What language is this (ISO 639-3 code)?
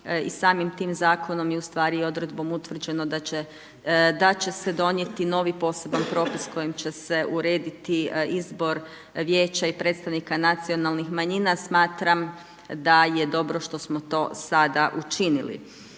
hrv